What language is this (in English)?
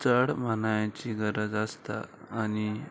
Konkani